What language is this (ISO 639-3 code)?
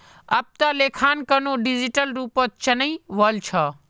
mag